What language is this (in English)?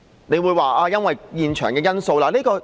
Cantonese